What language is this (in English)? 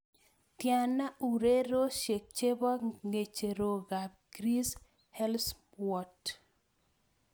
Kalenjin